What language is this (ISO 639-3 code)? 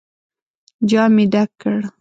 pus